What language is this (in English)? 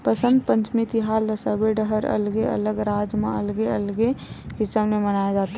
Chhattisgarhi